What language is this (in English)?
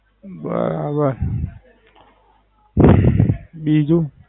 Gujarati